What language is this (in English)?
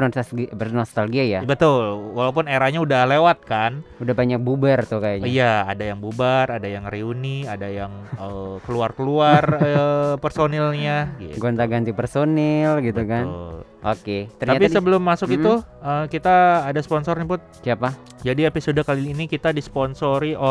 Indonesian